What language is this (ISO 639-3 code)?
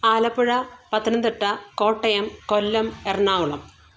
mal